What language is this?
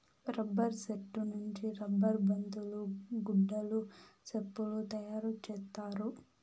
Telugu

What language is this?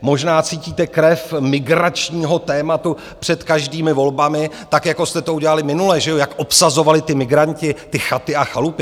Czech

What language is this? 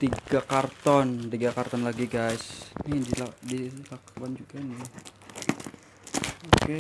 Indonesian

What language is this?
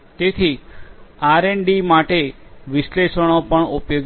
Gujarati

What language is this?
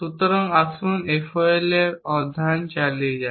Bangla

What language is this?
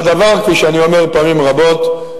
Hebrew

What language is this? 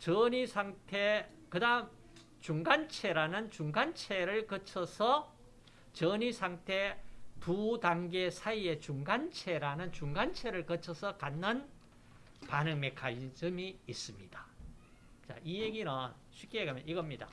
Korean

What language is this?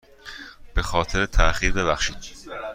Persian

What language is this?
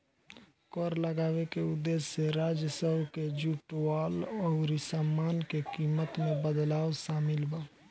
Bhojpuri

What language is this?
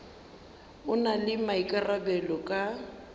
Northern Sotho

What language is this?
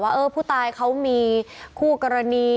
Thai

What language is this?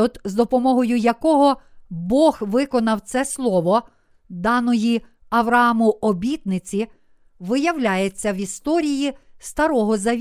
Ukrainian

